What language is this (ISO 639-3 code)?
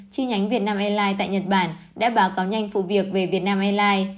vie